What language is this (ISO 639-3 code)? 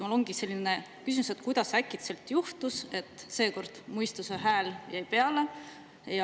est